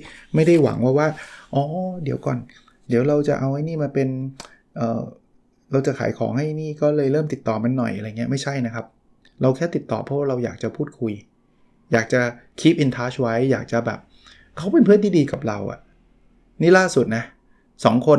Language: Thai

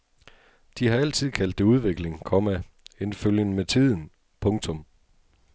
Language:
Danish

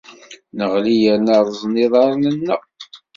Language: Kabyle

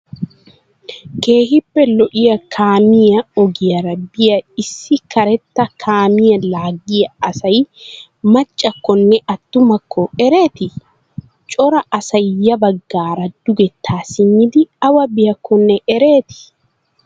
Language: Wolaytta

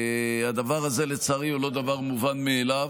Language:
Hebrew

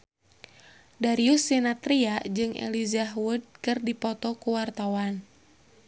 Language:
Sundanese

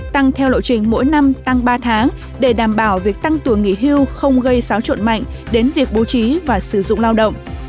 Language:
Vietnamese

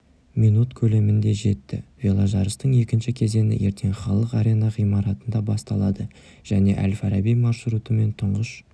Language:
Kazakh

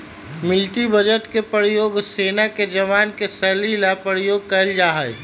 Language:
Magahi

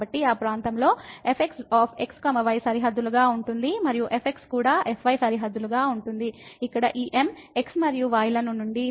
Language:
Telugu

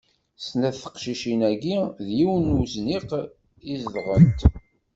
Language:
Kabyle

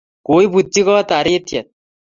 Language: Kalenjin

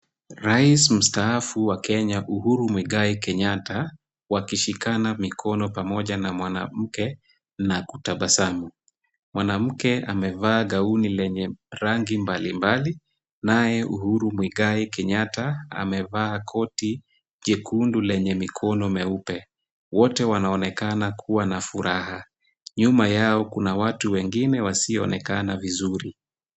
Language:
Swahili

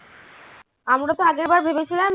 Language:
Bangla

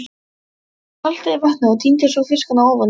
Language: Icelandic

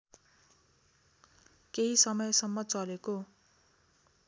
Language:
Nepali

